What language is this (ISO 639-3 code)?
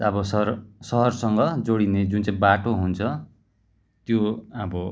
nep